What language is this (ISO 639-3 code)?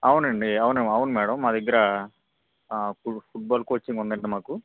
tel